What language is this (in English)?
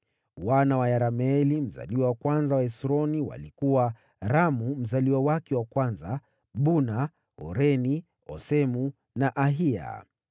Swahili